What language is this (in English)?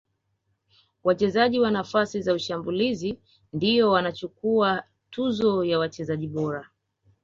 Swahili